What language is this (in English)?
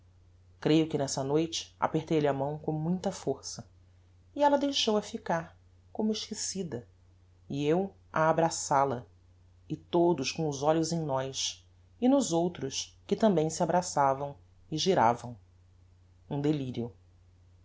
Portuguese